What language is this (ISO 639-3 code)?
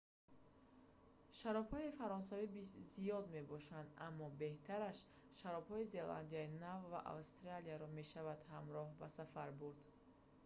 tgk